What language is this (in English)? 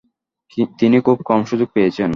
Bangla